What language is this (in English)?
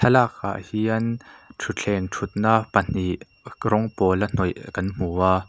Mizo